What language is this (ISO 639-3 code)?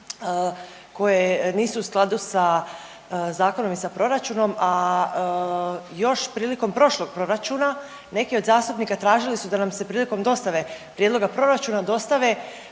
hrv